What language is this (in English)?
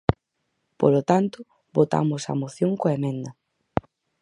Galician